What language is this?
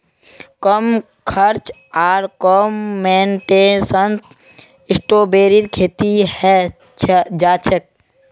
Magahi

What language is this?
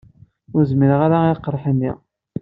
Kabyle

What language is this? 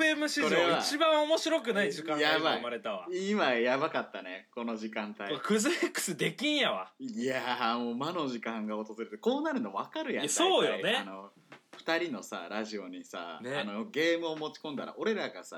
Japanese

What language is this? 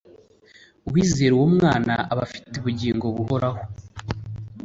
Kinyarwanda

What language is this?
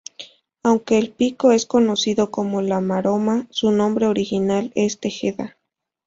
Spanish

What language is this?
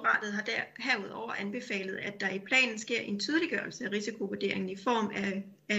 Danish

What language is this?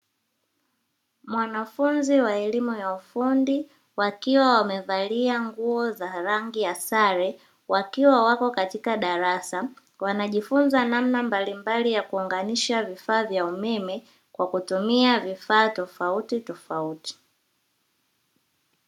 Swahili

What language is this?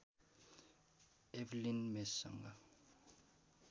Nepali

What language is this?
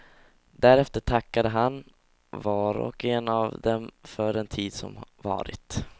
Swedish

